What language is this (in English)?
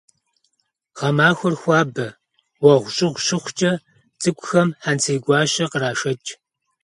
Kabardian